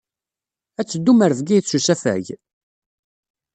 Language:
Kabyle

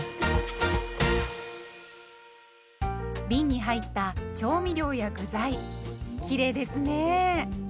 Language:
Japanese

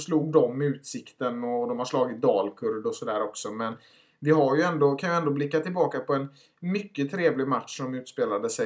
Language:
Swedish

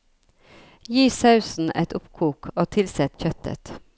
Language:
Norwegian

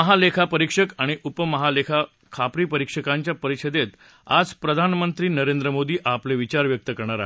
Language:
Marathi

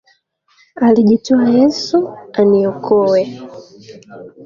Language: Swahili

